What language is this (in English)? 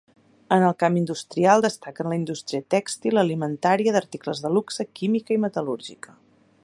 Catalan